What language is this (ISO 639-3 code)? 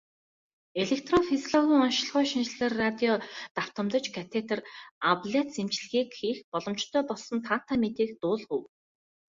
mon